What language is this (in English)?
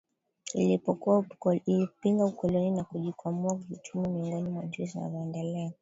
Swahili